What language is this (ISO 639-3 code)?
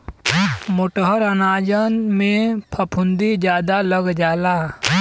bho